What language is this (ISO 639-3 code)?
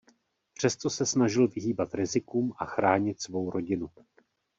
ces